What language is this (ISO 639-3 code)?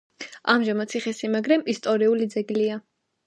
kat